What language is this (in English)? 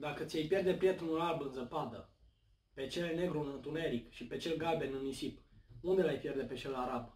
Romanian